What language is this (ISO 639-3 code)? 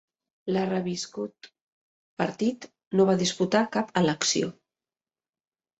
cat